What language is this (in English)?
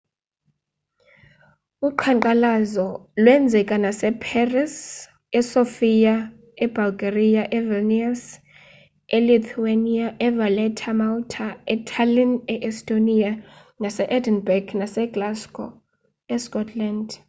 Xhosa